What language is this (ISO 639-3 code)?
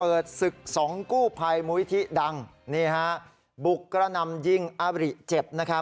tha